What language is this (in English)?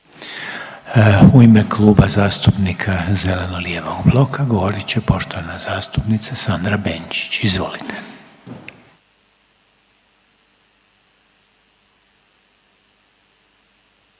Croatian